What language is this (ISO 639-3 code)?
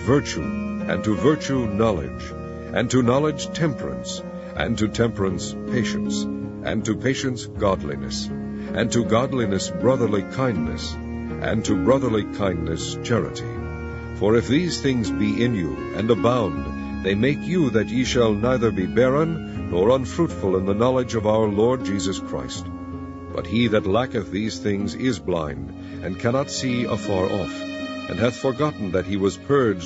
eng